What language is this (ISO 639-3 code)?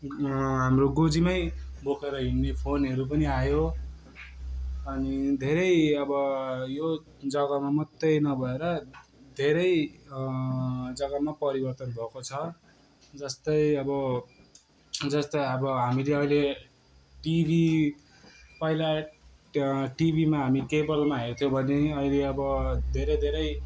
nep